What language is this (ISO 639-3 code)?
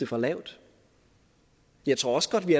dan